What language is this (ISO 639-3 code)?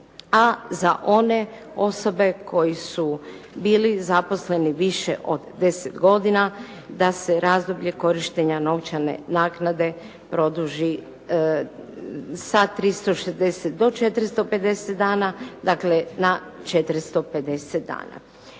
hrv